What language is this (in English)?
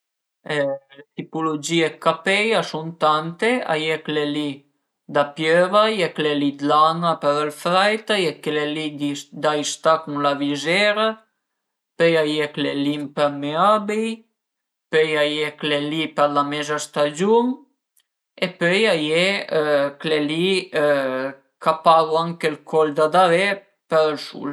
Piedmontese